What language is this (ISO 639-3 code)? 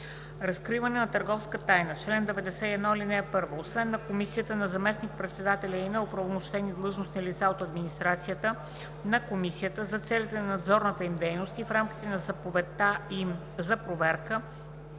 bul